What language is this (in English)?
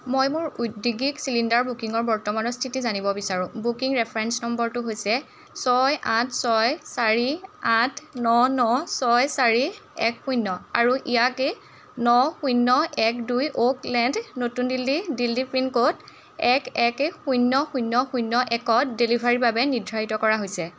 Assamese